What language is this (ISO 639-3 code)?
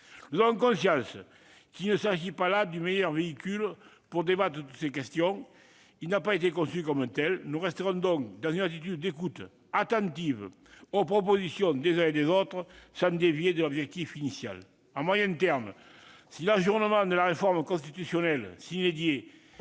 fra